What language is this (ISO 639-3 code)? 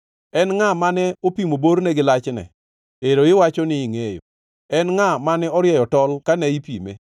luo